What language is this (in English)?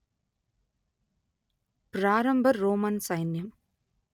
Telugu